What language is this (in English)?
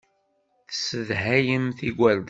Kabyle